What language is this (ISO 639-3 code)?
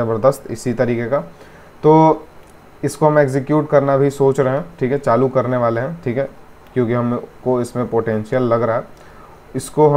hin